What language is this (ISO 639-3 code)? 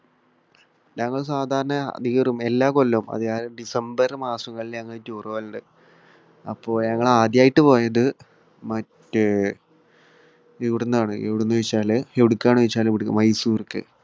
mal